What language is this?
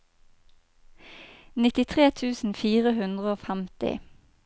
Norwegian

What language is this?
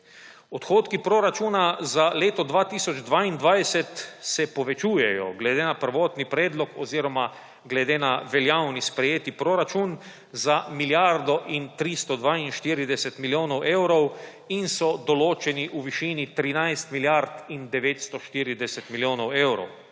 Slovenian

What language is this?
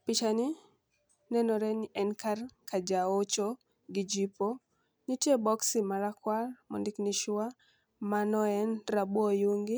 Luo (Kenya and Tanzania)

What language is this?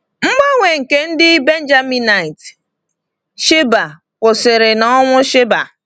Igbo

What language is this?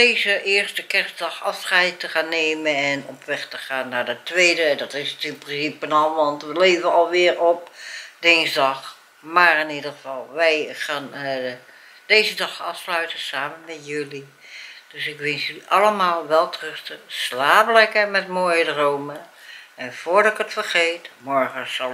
Dutch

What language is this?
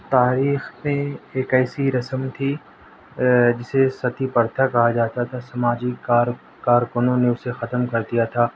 Urdu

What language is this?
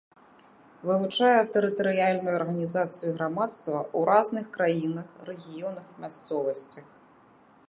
Belarusian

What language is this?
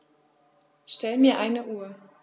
German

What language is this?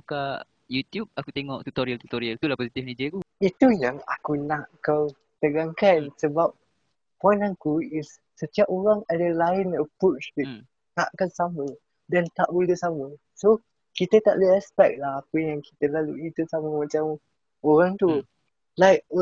Malay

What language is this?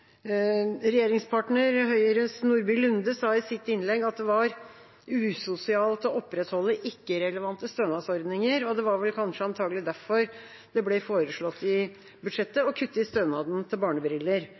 Norwegian Bokmål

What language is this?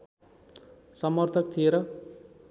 Nepali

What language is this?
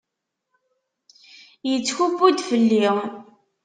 Kabyle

